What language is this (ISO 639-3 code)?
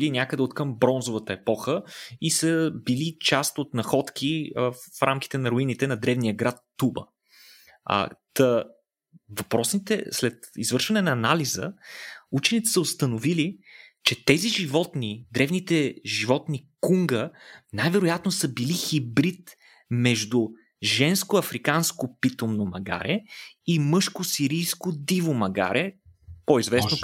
bul